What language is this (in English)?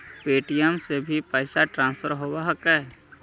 Magahi